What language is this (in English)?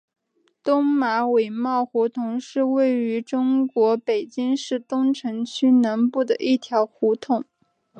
Chinese